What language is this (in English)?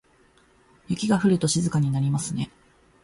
Japanese